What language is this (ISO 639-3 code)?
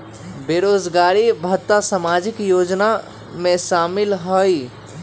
mag